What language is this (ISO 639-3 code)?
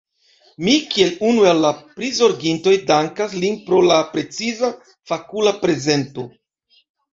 epo